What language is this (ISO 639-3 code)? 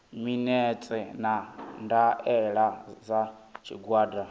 ven